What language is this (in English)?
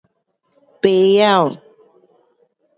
Pu-Xian Chinese